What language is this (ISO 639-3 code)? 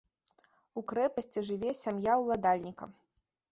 bel